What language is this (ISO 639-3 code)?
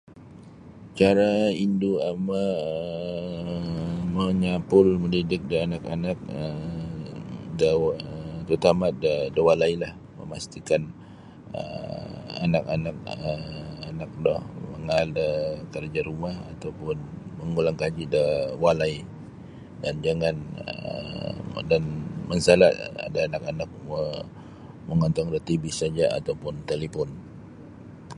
bsy